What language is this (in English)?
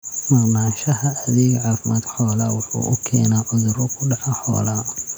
Somali